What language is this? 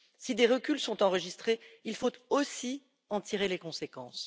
French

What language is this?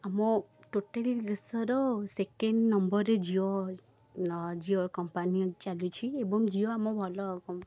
Odia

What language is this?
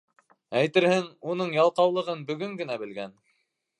Bashkir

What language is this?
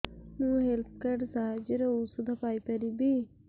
Odia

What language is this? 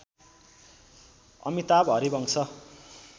Nepali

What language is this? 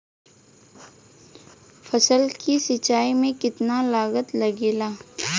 Bhojpuri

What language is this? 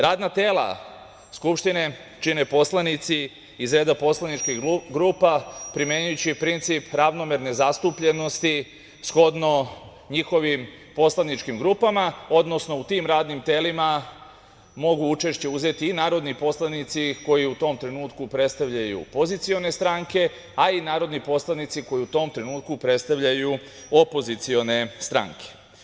Serbian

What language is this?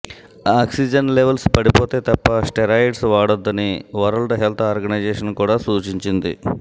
Telugu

